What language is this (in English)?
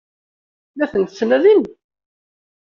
Kabyle